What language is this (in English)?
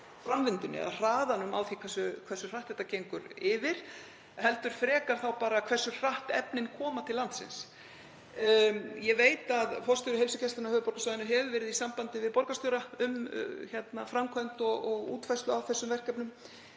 Icelandic